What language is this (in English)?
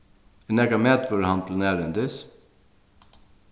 Faroese